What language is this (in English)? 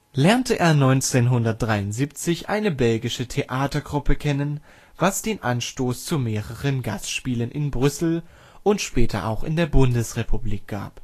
German